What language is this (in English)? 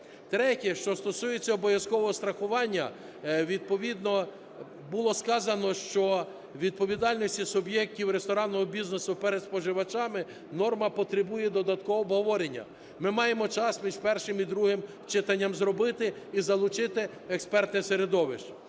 Ukrainian